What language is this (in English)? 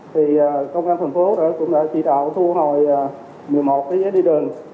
Vietnamese